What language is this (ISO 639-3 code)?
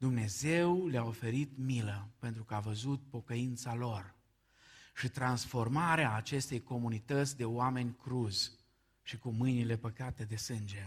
ron